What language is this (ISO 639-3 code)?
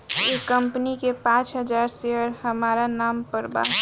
bho